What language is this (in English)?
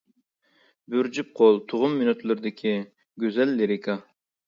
Uyghur